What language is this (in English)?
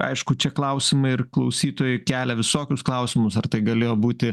Lithuanian